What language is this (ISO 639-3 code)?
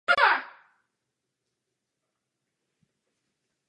ces